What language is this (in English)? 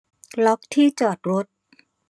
Thai